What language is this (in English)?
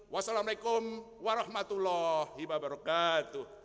Indonesian